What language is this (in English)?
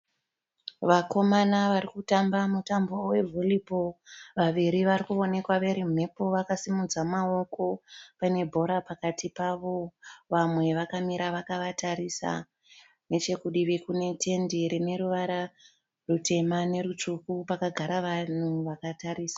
Shona